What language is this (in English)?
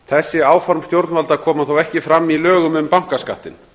Icelandic